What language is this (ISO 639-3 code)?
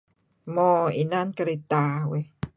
kzi